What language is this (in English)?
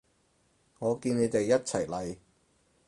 Cantonese